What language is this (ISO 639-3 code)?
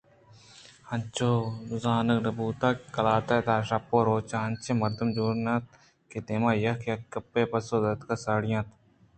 bgp